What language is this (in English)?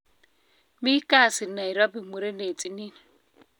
Kalenjin